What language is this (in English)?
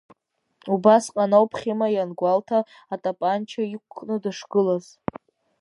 Abkhazian